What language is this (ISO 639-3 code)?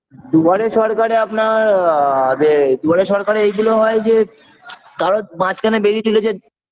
ben